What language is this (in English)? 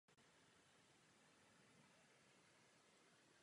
Czech